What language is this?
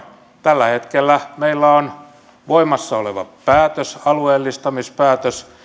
Finnish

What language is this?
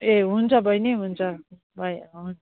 Nepali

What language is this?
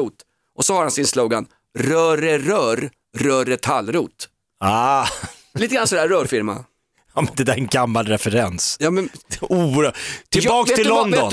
Swedish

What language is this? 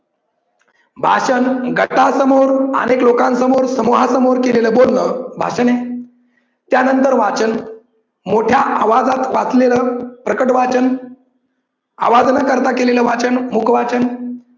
Marathi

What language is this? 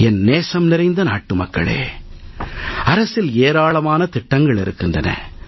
Tamil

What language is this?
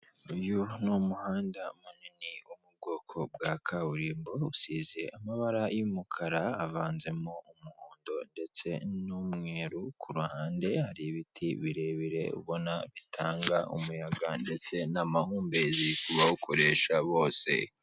Kinyarwanda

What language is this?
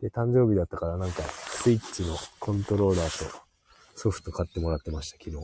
Japanese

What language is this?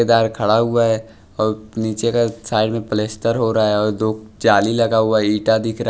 Hindi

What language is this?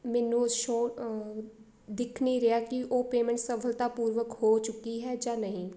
Punjabi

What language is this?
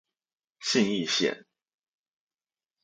Chinese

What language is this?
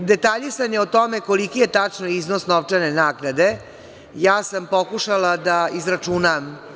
Serbian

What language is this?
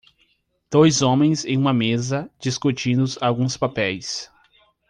Portuguese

